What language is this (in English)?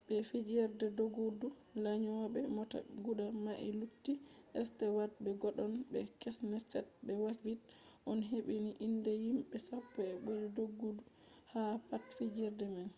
Fula